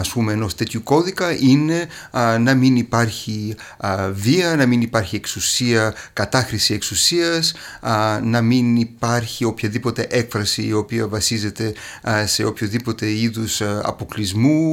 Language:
Greek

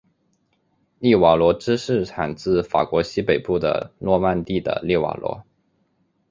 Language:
Chinese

